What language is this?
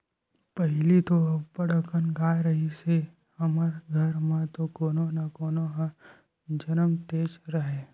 Chhattisgarhi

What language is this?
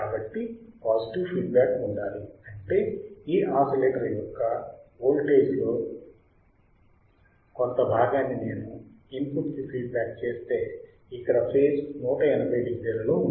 Telugu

